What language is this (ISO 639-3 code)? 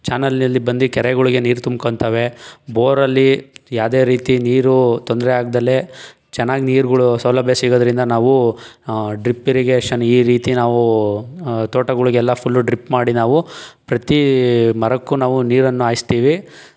kan